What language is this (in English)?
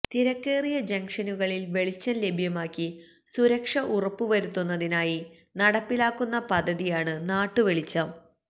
Malayalam